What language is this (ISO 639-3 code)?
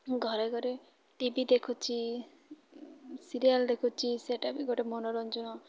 ori